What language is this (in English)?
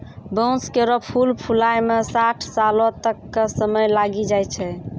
Maithili